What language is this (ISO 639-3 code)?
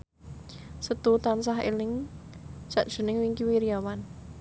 jav